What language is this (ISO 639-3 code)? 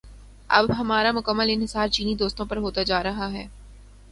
urd